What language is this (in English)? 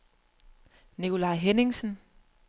Danish